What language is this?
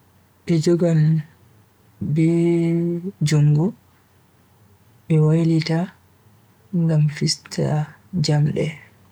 Bagirmi Fulfulde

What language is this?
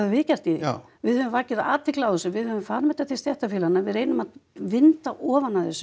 Icelandic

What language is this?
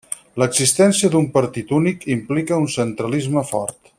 Catalan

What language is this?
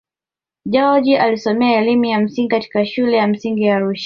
Swahili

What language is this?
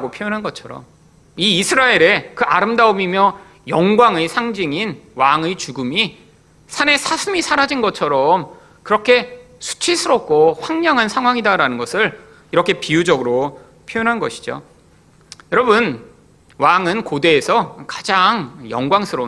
Korean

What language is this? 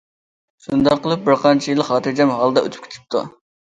Uyghur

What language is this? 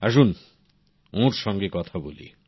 Bangla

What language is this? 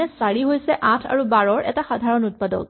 Assamese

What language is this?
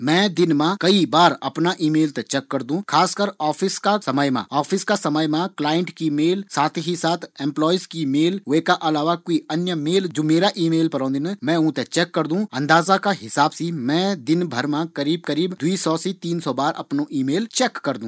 Garhwali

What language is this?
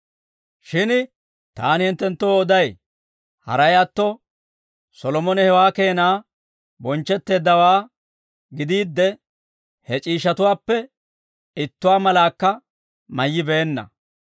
Dawro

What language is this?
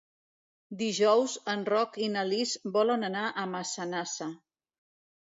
Catalan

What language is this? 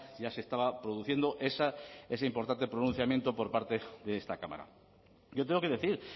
Spanish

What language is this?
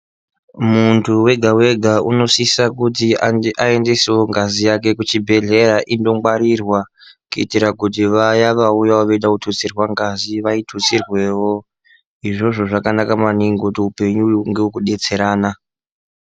Ndau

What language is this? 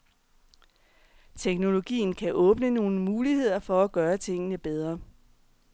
Danish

